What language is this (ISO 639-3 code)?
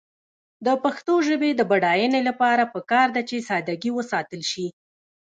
pus